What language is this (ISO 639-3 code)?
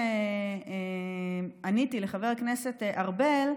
heb